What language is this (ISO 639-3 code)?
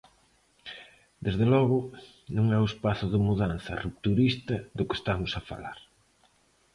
glg